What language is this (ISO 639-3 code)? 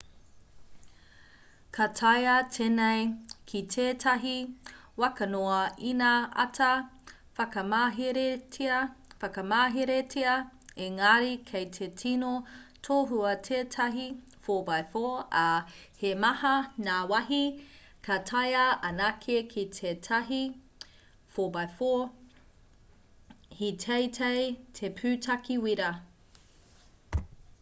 mri